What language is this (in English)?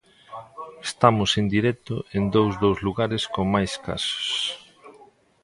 Galician